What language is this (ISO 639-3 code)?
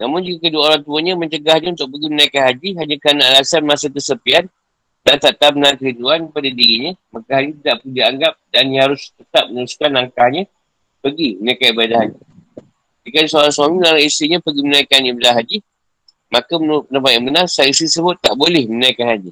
msa